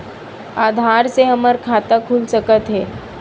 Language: Chhattisgarhi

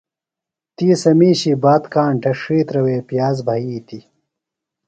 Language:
Phalura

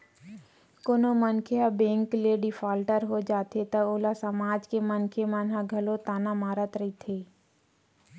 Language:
Chhattisgarhi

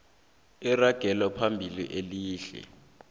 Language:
South Ndebele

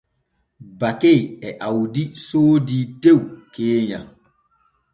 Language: Borgu Fulfulde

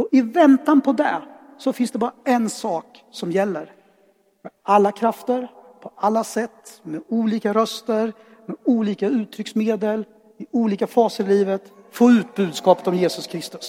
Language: Swedish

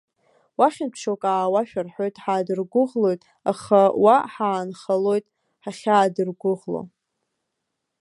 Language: Abkhazian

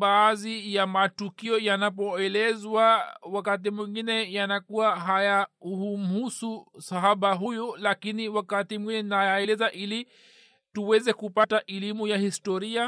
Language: Swahili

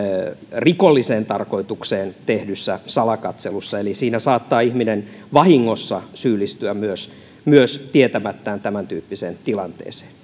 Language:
Finnish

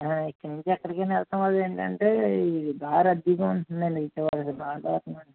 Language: Telugu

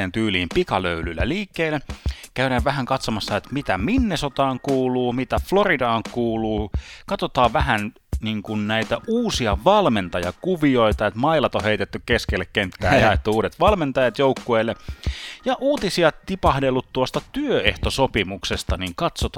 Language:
Finnish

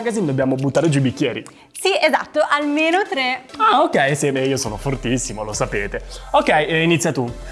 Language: Italian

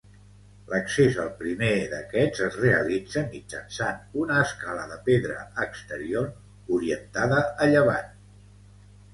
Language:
Catalan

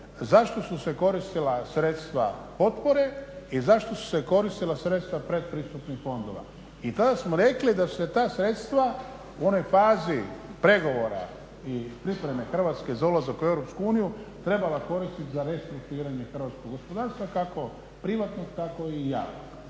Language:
Croatian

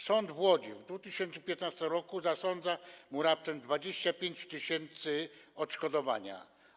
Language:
Polish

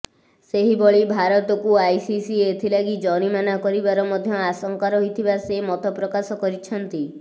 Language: Odia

